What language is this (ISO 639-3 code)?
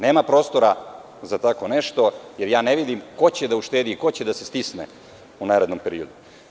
srp